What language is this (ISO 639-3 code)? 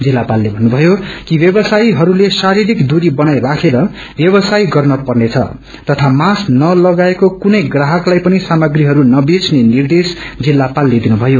nep